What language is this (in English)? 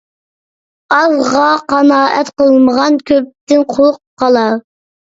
Uyghur